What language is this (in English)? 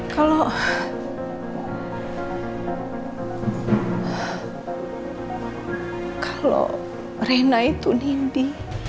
Indonesian